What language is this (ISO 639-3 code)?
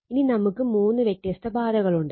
mal